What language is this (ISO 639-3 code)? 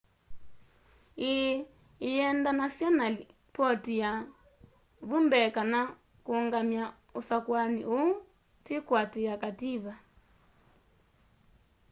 kam